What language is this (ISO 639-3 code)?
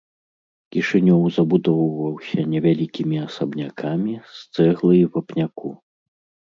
bel